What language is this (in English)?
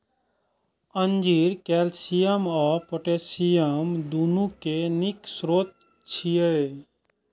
Maithili